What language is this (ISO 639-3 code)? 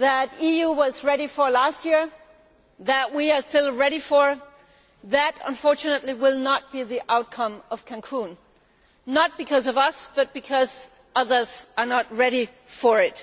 eng